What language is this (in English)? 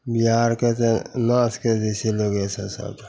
Maithili